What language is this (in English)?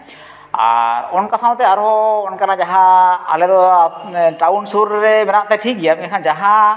Santali